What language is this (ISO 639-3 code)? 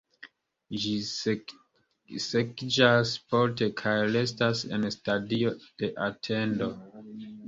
epo